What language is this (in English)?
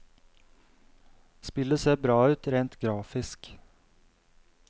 Norwegian